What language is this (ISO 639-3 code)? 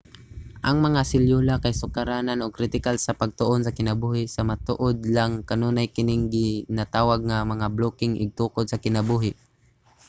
ceb